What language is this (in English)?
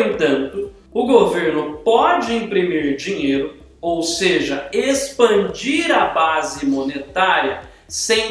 Portuguese